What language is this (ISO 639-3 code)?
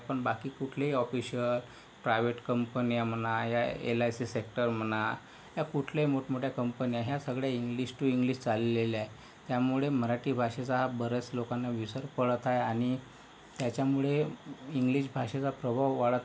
mar